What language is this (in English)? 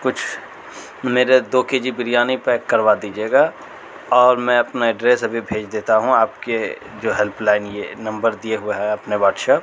Urdu